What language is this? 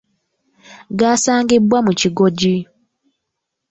Ganda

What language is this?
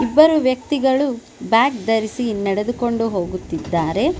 Kannada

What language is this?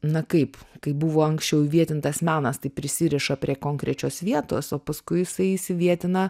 Lithuanian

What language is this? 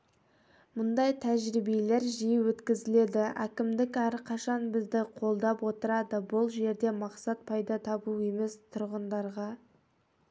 Kazakh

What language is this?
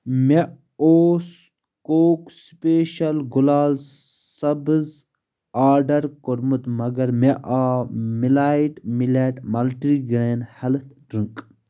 Kashmiri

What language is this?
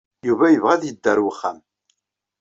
Kabyle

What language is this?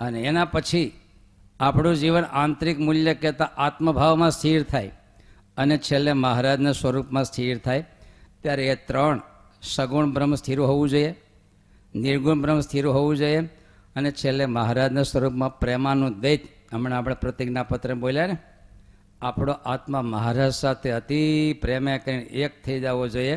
Gujarati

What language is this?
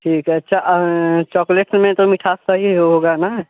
Hindi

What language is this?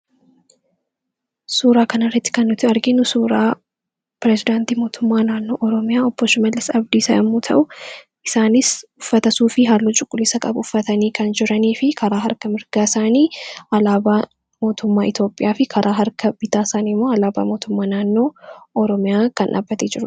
Oromo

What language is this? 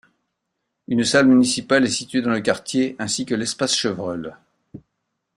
French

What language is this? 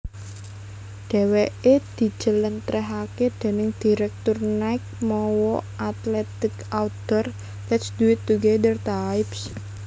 Javanese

